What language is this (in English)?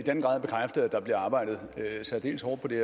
Danish